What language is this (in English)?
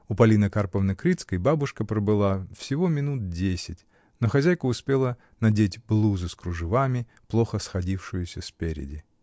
Russian